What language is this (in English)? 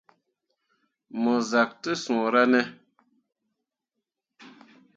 Mundang